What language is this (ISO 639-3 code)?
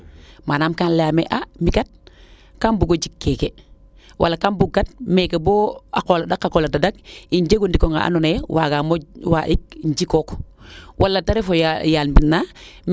srr